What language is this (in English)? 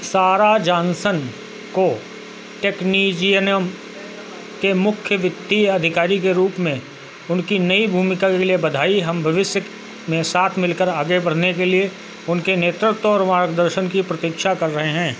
Hindi